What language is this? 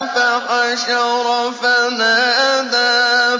Arabic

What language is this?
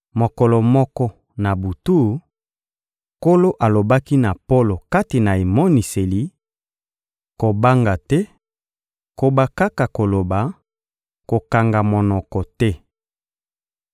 Lingala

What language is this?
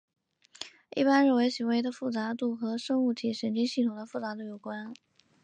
Chinese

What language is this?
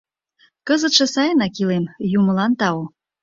Mari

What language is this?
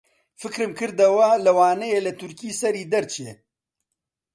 Central Kurdish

